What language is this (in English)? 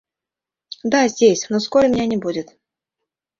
Mari